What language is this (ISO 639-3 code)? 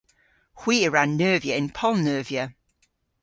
cor